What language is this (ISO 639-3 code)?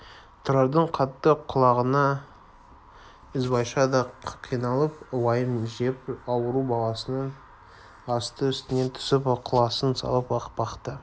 kaz